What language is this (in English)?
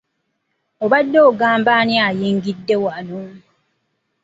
Ganda